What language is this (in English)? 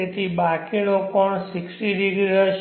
Gujarati